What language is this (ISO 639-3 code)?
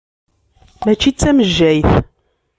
kab